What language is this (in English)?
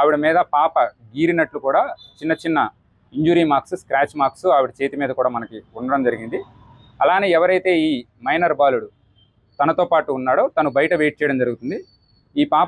Telugu